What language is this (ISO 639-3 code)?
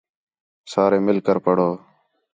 xhe